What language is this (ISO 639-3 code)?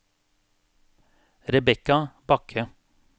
nor